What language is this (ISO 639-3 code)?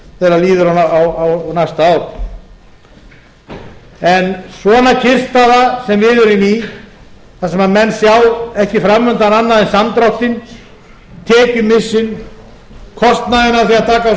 isl